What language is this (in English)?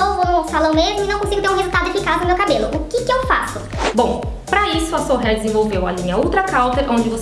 Portuguese